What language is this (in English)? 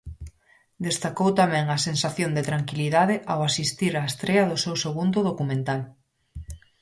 Galician